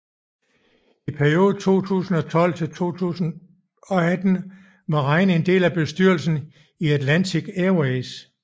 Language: Danish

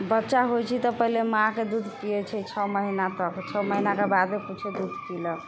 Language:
Maithili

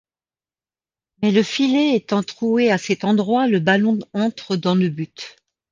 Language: French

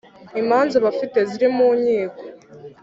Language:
Kinyarwanda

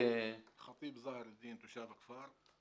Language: Hebrew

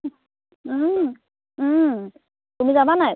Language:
Assamese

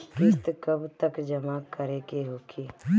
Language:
Bhojpuri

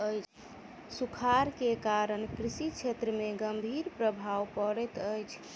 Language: Maithili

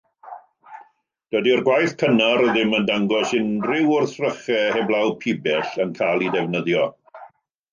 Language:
Welsh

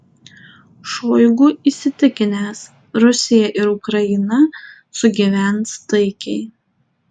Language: Lithuanian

